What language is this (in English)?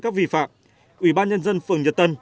Vietnamese